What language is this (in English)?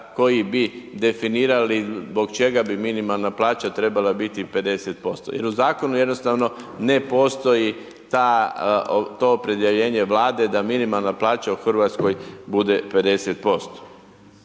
Croatian